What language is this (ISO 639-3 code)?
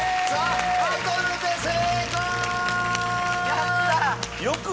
jpn